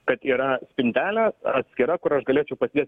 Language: Lithuanian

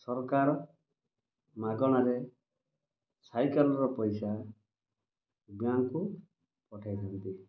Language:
Odia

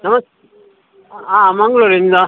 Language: Kannada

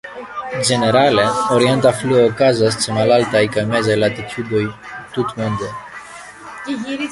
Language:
Esperanto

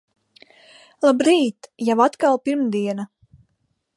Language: Latvian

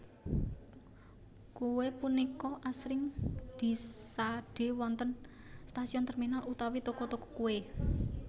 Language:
Javanese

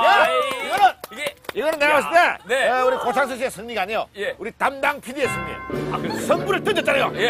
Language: Korean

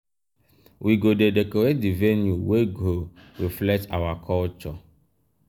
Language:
Nigerian Pidgin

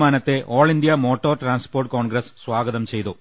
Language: Malayalam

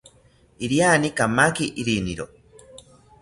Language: South Ucayali Ashéninka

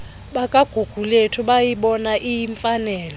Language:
Xhosa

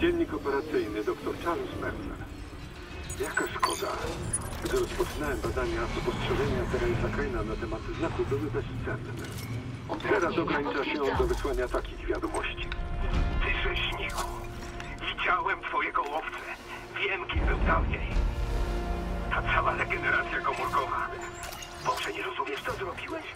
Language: Polish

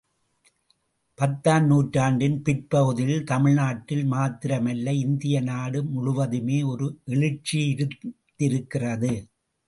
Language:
Tamil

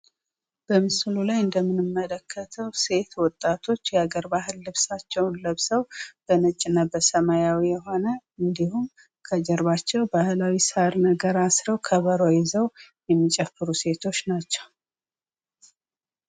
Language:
Amharic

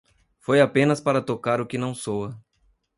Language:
Portuguese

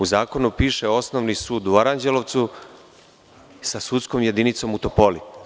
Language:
Serbian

